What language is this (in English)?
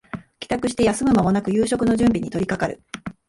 Japanese